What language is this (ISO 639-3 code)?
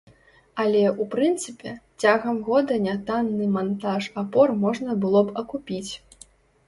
bel